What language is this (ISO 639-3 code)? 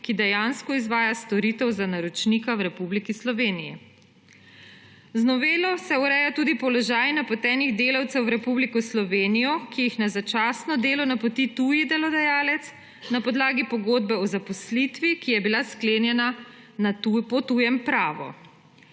slv